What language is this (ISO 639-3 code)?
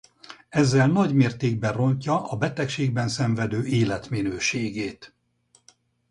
hun